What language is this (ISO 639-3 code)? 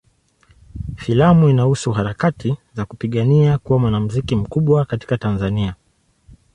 swa